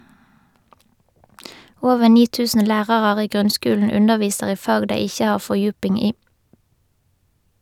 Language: Norwegian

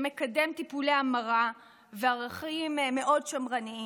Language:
Hebrew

